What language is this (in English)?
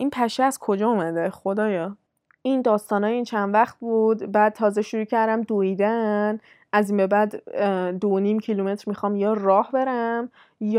Persian